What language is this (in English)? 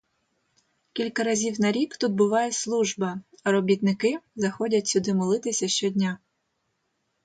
Ukrainian